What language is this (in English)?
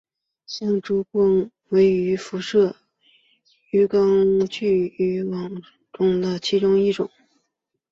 Chinese